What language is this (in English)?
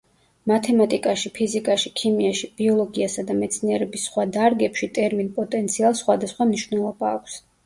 Georgian